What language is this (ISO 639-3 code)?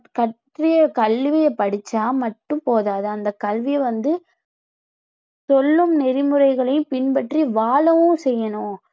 tam